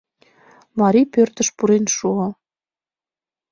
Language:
Mari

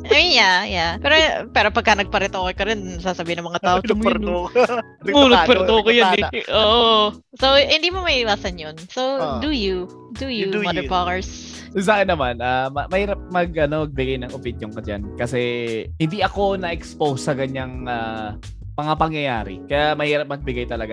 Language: Filipino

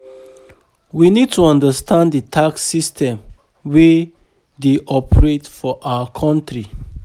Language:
Nigerian Pidgin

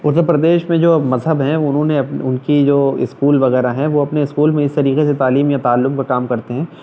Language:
Urdu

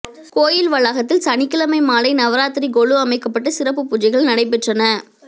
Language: Tamil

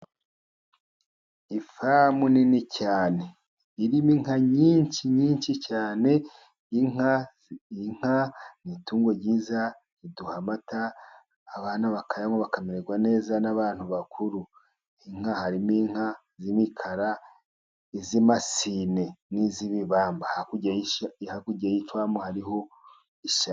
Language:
Kinyarwanda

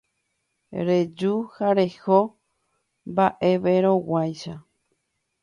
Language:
Guarani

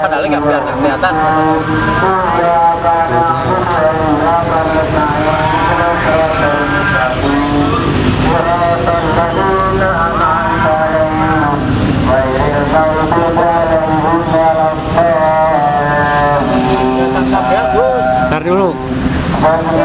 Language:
Indonesian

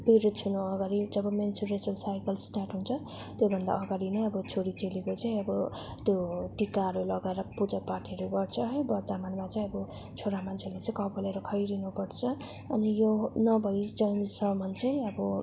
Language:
Nepali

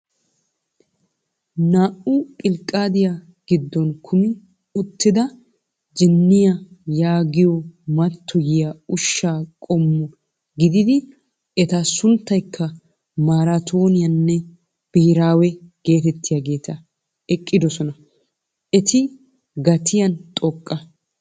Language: Wolaytta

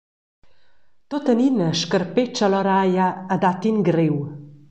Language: Romansh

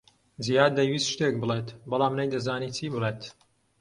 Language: Central Kurdish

